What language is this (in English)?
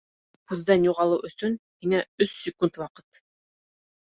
Bashkir